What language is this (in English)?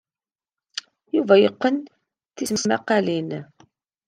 Kabyle